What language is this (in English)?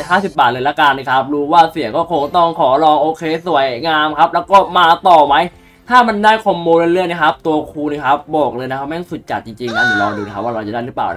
Thai